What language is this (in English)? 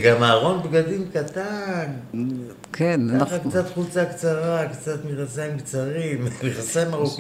Hebrew